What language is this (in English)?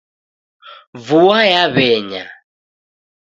Taita